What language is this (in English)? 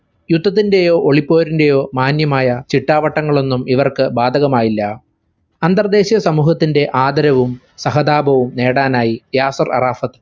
Malayalam